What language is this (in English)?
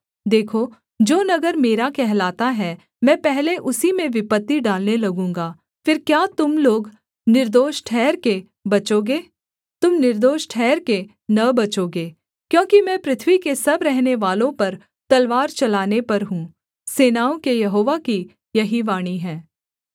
Hindi